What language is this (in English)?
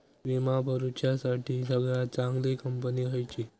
Marathi